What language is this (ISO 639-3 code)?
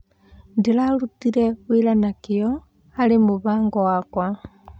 kik